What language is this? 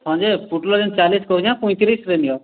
Odia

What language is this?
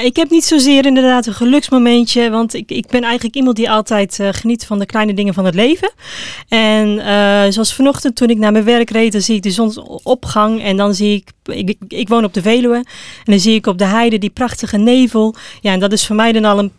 Dutch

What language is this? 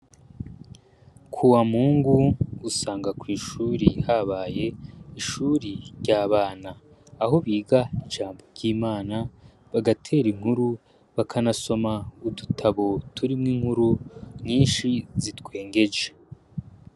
Rundi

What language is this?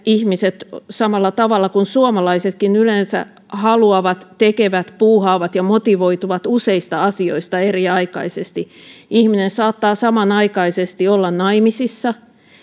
Finnish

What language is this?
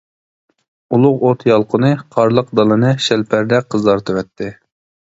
Uyghur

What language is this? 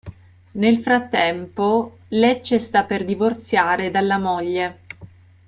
Italian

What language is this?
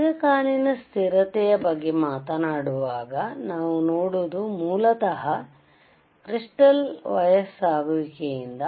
Kannada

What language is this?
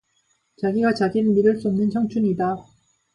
Korean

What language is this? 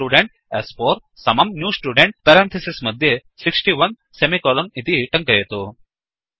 Sanskrit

